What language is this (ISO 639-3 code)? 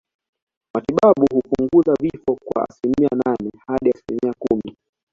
swa